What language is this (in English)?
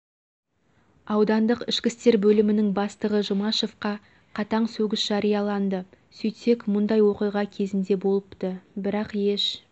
Kazakh